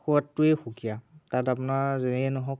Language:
Assamese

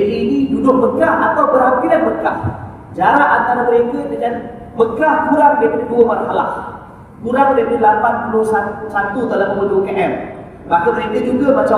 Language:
Malay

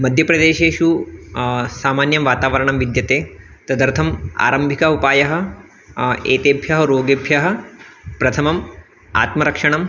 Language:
Sanskrit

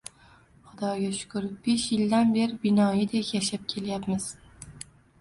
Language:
Uzbek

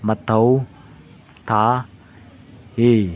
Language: Manipuri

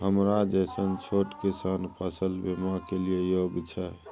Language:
Maithili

